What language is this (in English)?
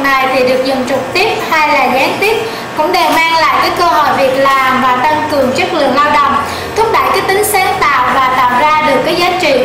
Vietnamese